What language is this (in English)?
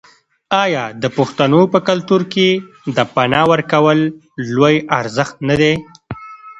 Pashto